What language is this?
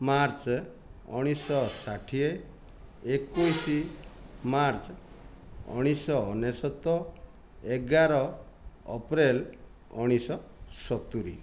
Odia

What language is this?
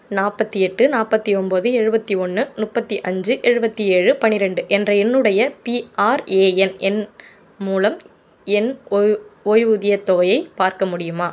Tamil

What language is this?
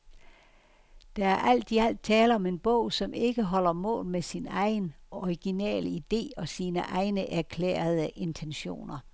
Danish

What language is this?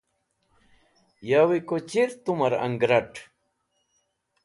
Wakhi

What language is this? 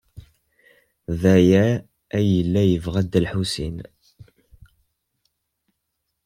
Kabyle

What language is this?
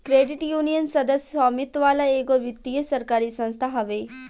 Bhojpuri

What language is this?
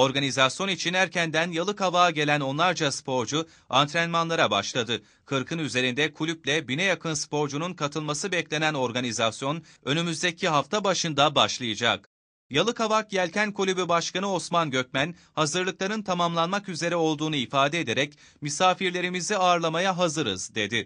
Turkish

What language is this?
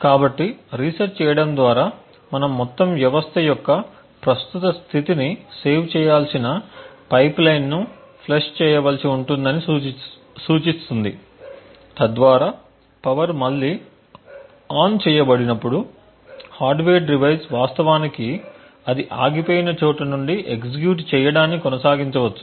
Telugu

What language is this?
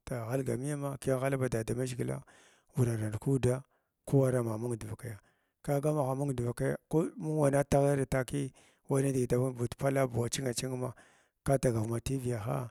Glavda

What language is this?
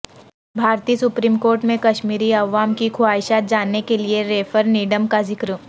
Urdu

